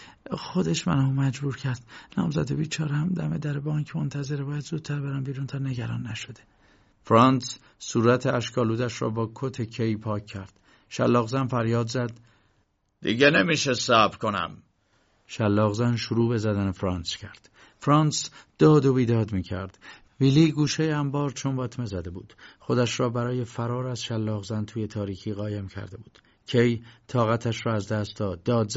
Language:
Persian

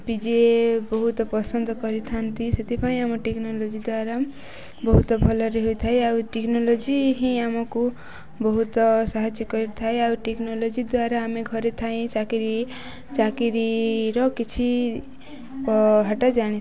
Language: Odia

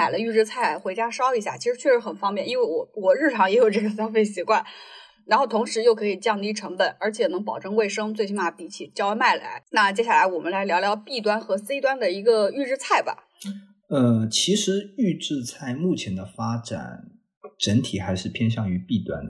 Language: Chinese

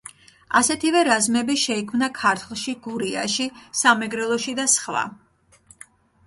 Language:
Georgian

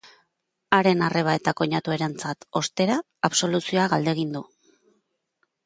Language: Basque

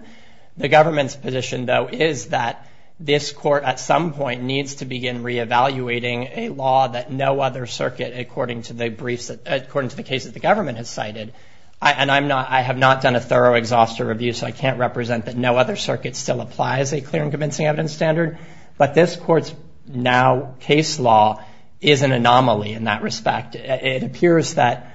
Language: English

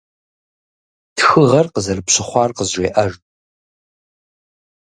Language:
Kabardian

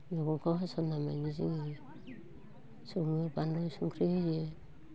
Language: Bodo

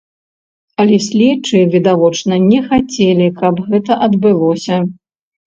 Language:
Belarusian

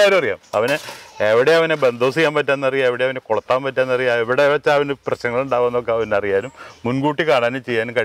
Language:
Dutch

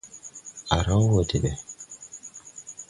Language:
Tupuri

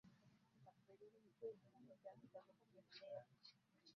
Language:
Swahili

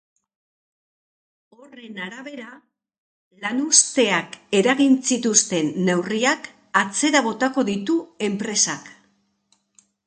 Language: Basque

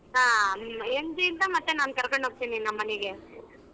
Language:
Kannada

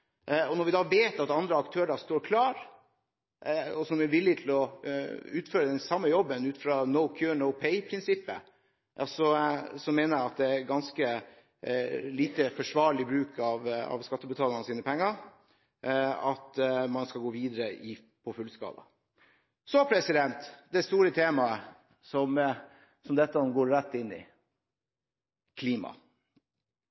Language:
Norwegian Bokmål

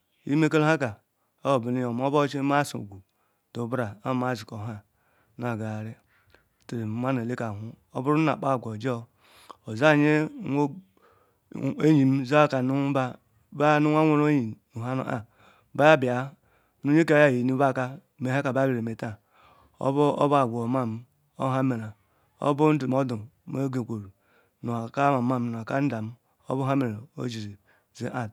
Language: Ikwere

